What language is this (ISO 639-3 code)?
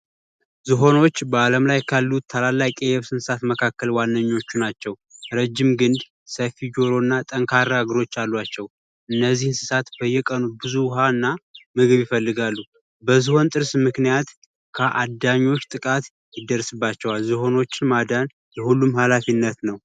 amh